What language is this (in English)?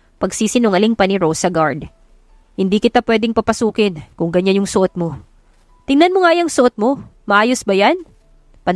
Filipino